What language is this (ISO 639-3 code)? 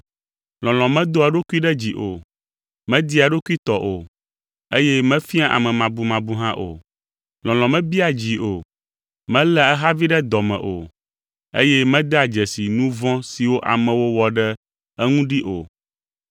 ewe